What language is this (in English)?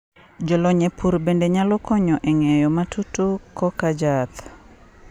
Luo (Kenya and Tanzania)